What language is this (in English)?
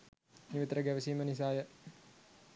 Sinhala